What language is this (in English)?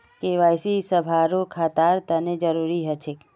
Magahi